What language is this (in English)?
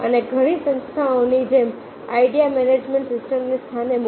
Gujarati